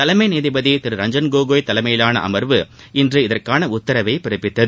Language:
Tamil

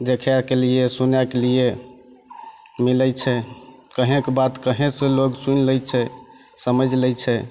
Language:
Maithili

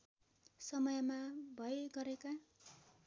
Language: Nepali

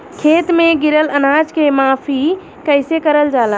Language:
Bhojpuri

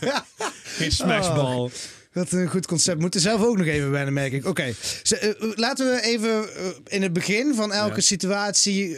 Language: Dutch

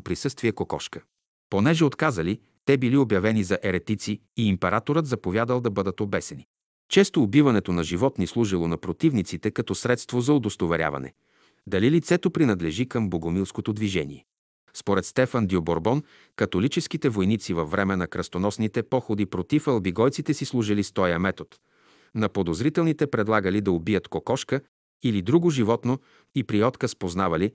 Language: Bulgarian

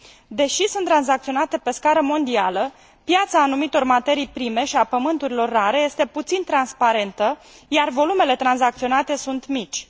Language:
Romanian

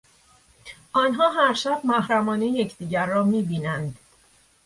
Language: Persian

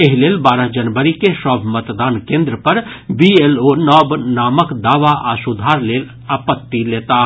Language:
Maithili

